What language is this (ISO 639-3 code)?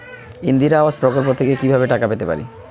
ben